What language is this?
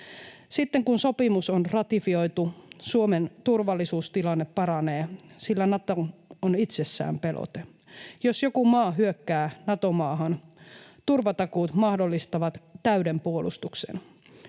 Finnish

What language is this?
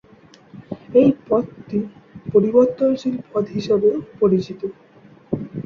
Bangla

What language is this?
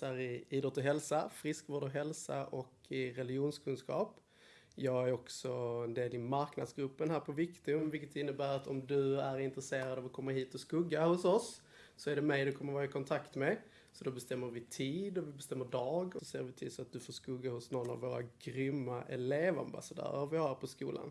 Swedish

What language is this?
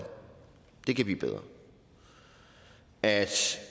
Danish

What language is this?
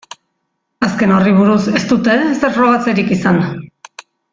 Basque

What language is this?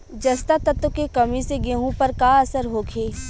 Bhojpuri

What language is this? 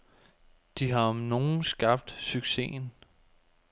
Danish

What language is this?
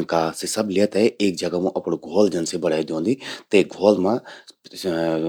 Garhwali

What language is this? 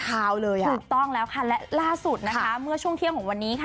Thai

